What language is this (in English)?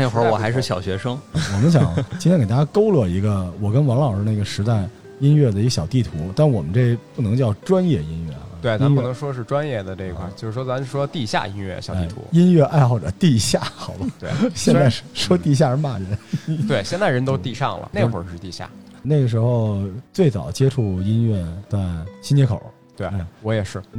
Chinese